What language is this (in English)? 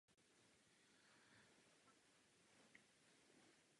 Czech